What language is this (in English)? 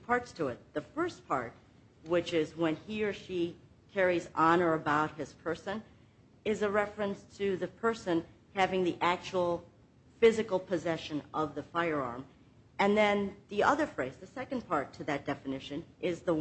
English